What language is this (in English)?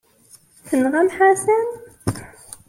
Kabyle